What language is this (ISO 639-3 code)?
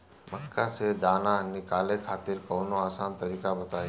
bho